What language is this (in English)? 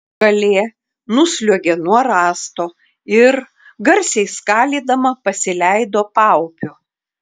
Lithuanian